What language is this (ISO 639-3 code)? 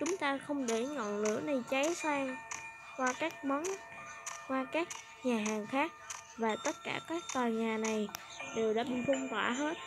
vie